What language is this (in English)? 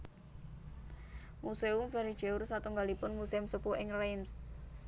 Javanese